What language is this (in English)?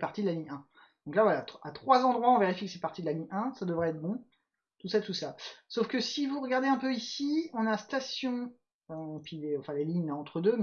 French